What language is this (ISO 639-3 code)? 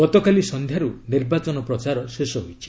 ori